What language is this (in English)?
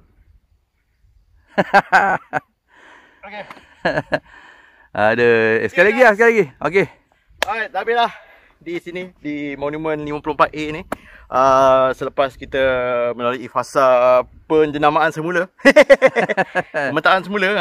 Malay